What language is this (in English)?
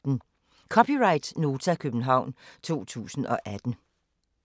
Danish